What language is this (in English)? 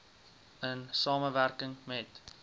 Afrikaans